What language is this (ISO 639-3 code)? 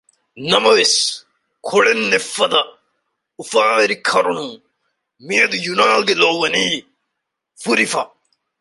div